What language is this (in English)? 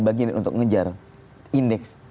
Indonesian